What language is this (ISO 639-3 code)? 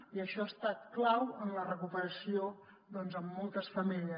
cat